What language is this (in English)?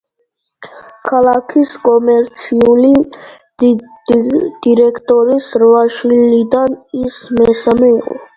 Georgian